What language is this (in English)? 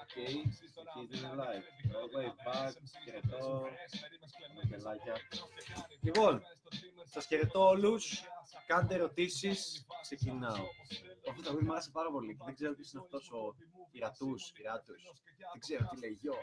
Greek